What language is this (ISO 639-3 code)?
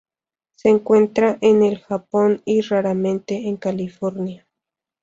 spa